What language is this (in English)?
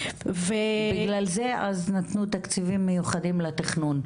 Hebrew